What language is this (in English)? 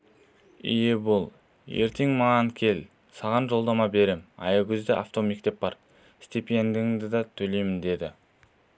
Kazakh